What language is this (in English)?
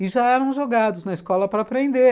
Portuguese